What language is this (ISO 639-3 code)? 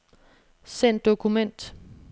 dan